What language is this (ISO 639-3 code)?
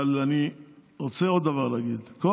heb